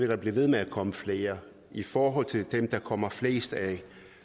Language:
Danish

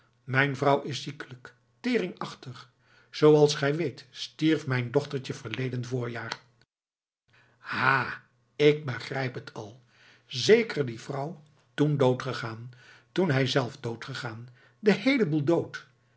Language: Dutch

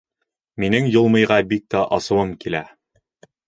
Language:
Bashkir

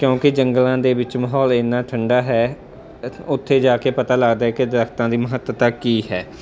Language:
Punjabi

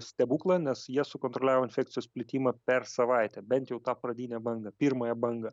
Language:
Lithuanian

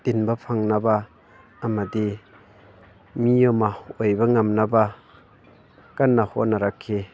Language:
Manipuri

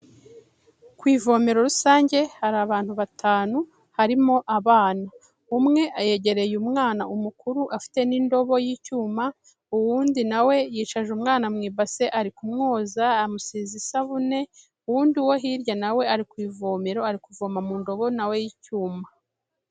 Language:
Kinyarwanda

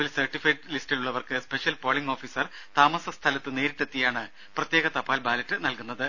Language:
Malayalam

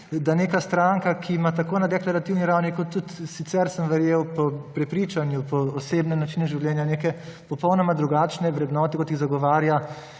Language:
Slovenian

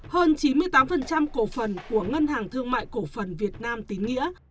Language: Vietnamese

